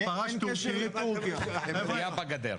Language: Hebrew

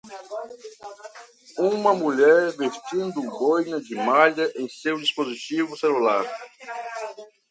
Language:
Portuguese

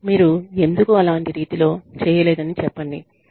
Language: Telugu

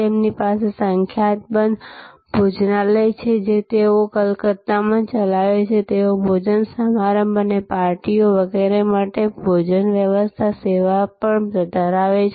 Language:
Gujarati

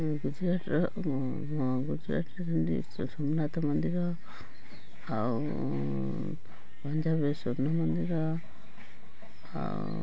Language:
Odia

